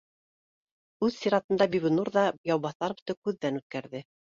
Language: Bashkir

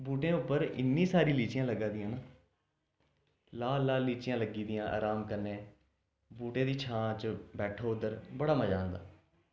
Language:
Dogri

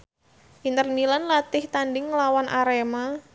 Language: Javanese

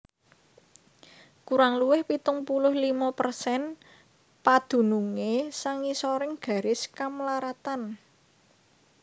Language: Javanese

